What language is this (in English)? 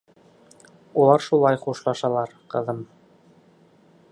Bashkir